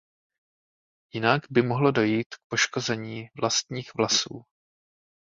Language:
Czech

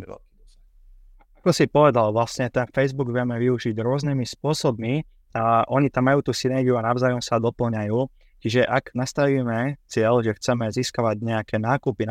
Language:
Slovak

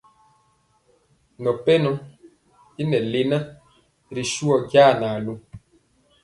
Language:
Mpiemo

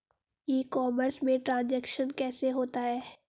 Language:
Hindi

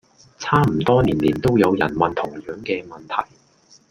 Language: Cantonese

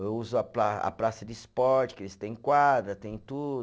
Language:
Portuguese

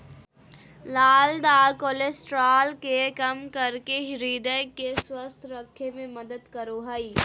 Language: Magahi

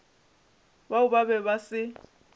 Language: Northern Sotho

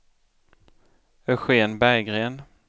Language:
Swedish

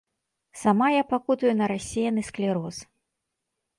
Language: Belarusian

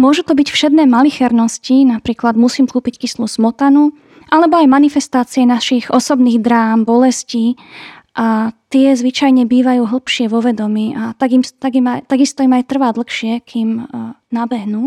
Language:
Slovak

